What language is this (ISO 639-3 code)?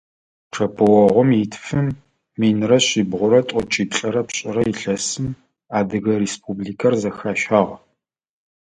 ady